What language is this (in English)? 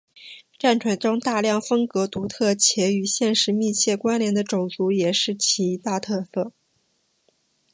Chinese